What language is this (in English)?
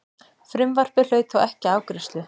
Icelandic